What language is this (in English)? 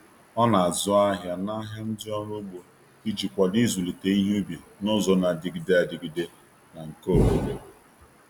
Igbo